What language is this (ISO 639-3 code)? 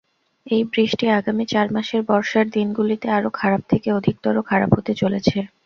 ben